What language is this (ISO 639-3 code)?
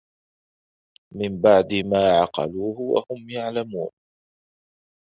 ara